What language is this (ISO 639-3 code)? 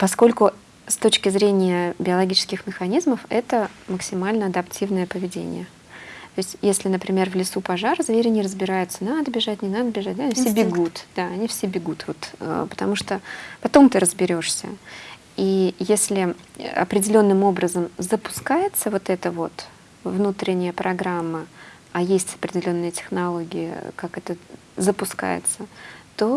rus